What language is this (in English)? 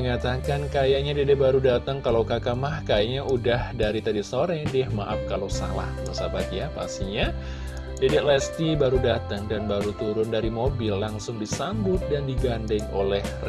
Indonesian